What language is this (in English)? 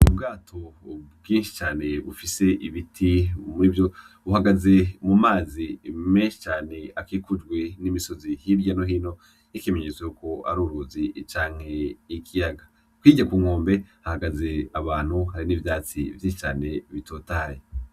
Rundi